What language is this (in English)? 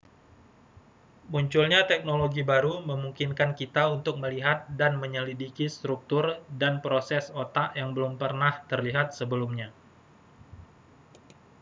Indonesian